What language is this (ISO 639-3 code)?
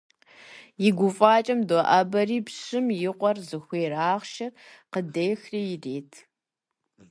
kbd